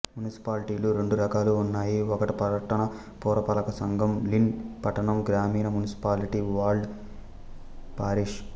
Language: Telugu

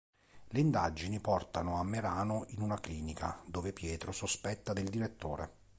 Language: Italian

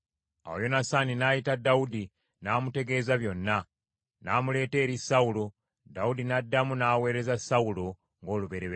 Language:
Ganda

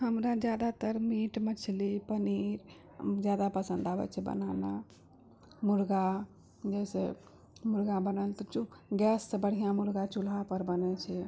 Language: Maithili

